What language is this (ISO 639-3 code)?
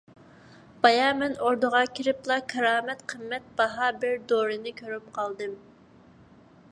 uig